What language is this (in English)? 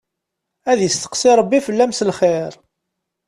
Kabyle